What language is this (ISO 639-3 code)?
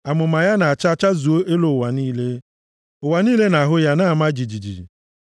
ibo